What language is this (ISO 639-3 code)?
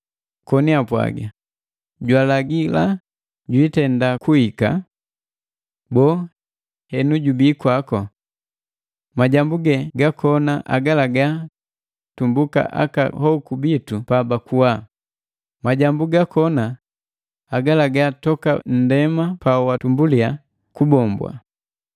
mgv